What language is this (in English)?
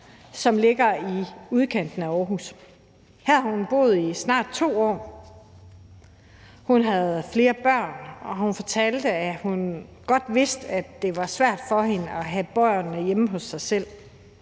Danish